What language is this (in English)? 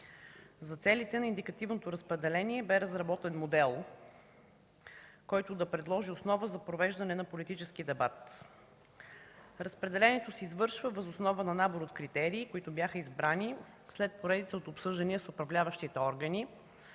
Bulgarian